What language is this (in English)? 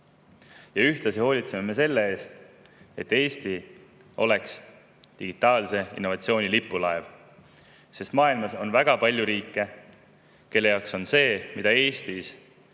Estonian